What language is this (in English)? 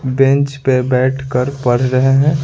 Hindi